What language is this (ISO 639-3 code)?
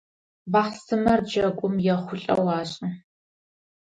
ady